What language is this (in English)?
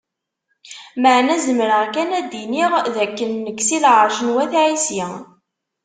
Kabyle